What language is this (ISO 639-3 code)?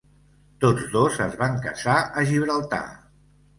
cat